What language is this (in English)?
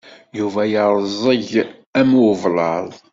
Kabyle